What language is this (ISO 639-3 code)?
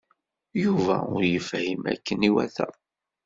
kab